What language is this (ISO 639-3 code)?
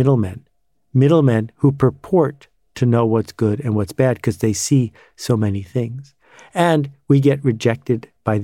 eng